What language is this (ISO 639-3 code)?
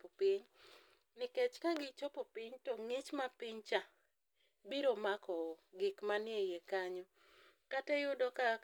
luo